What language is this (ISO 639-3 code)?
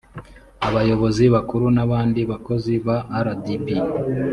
kin